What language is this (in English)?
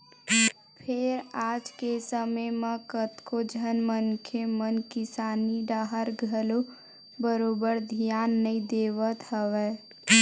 Chhattisgarhi